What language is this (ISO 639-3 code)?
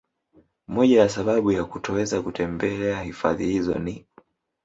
swa